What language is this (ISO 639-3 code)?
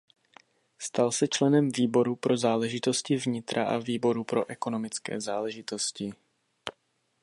ces